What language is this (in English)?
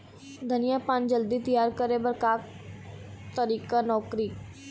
Chhattisgarhi